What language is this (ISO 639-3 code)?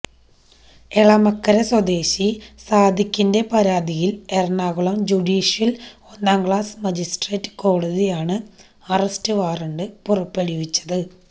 mal